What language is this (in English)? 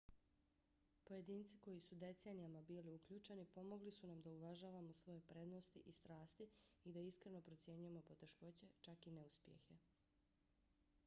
Bosnian